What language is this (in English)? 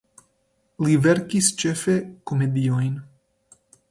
Esperanto